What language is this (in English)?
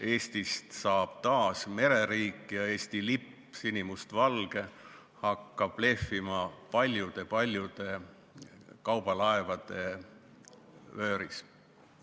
Estonian